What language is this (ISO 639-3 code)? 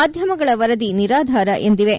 kan